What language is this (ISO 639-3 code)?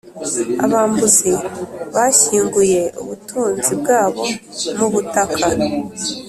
kin